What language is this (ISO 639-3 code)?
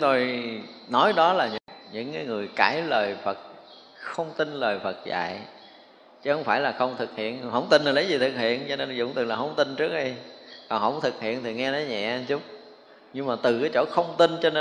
vie